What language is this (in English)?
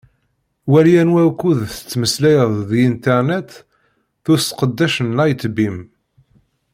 Kabyle